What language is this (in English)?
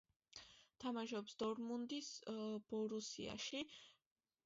Georgian